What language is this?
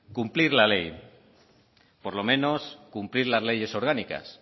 Spanish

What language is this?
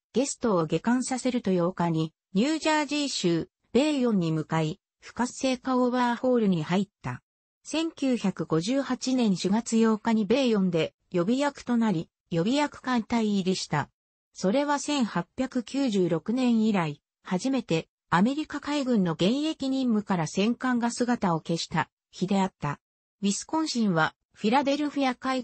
Japanese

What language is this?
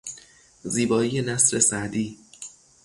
Persian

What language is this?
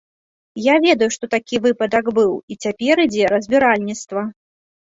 Belarusian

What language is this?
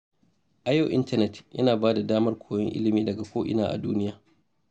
Hausa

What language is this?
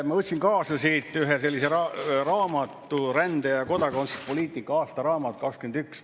Estonian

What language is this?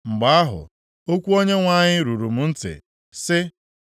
Igbo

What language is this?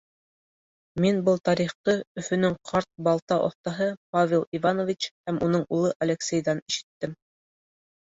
Bashkir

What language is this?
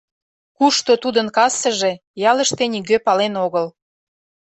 Mari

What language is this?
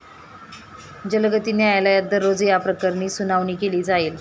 Marathi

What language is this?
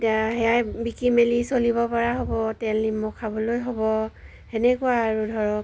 Assamese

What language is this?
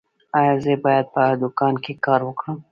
Pashto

